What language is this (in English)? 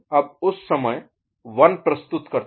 Hindi